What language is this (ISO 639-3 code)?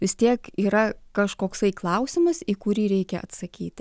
lit